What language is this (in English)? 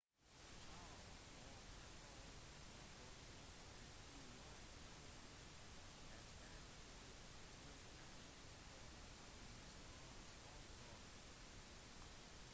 Norwegian Bokmål